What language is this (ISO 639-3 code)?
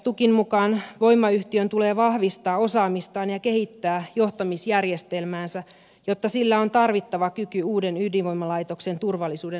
fin